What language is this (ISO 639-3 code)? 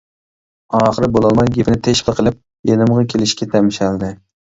uig